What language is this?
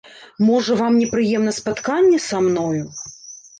Belarusian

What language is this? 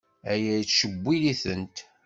Kabyle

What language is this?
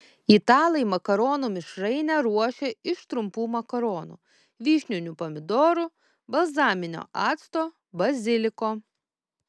Lithuanian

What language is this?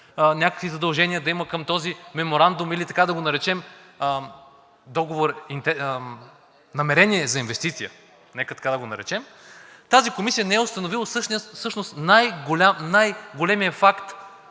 Bulgarian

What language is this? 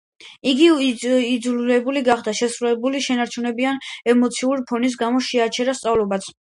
Georgian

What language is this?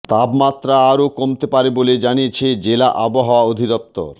Bangla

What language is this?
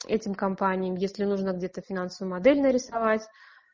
Russian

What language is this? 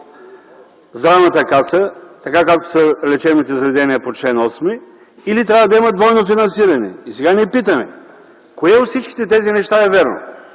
Bulgarian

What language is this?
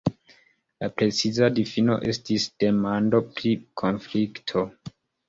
Esperanto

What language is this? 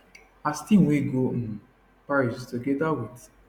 Nigerian Pidgin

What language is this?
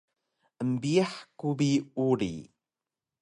Taroko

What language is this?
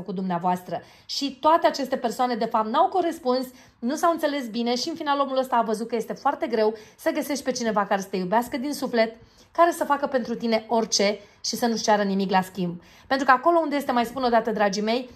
Romanian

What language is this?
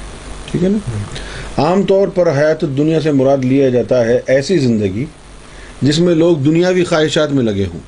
Urdu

